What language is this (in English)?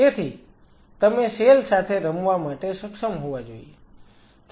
Gujarati